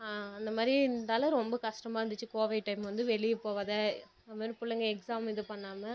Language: Tamil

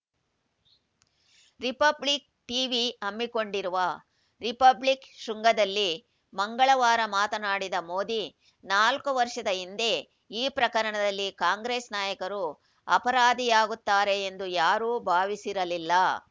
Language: Kannada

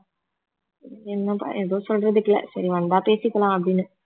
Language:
Tamil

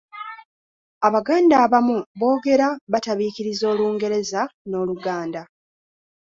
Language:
Ganda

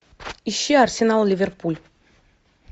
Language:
Russian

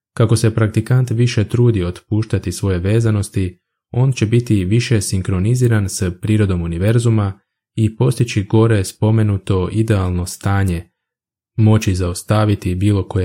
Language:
Croatian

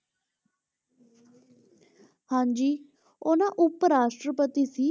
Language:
Punjabi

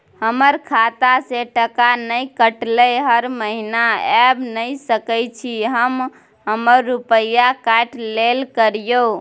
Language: Maithili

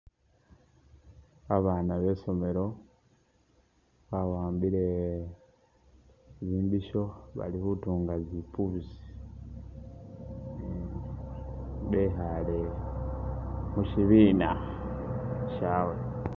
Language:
Masaaba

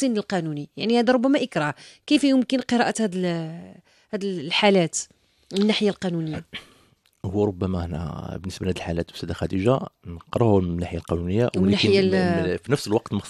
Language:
Arabic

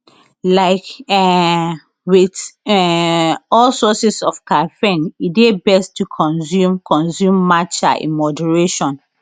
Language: Nigerian Pidgin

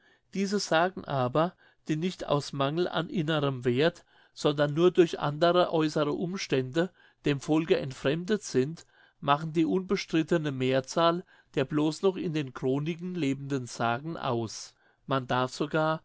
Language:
German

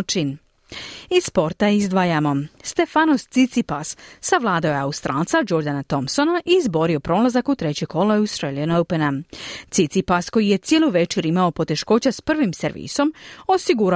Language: Croatian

